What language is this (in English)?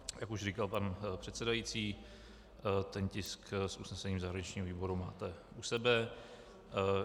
Czech